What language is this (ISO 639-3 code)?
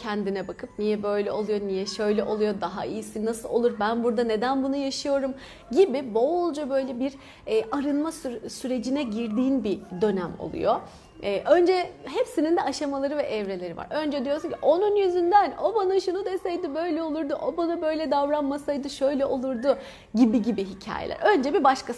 tur